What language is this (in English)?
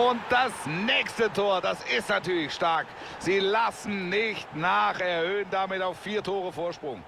German